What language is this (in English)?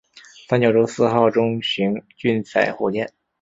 Chinese